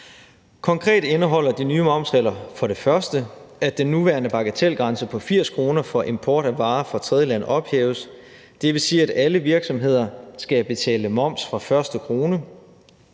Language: Danish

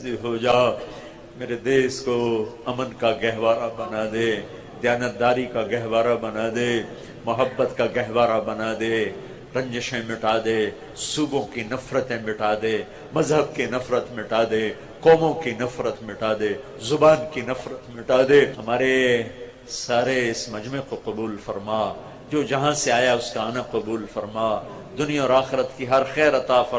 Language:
Urdu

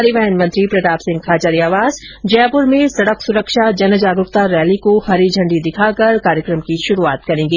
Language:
Hindi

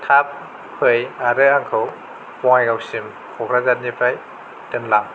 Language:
Bodo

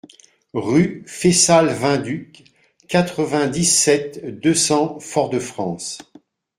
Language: French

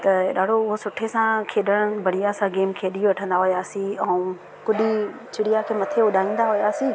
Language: Sindhi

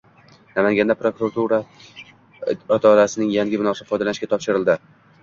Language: Uzbek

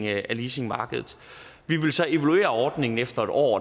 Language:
Danish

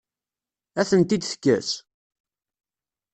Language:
Kabyle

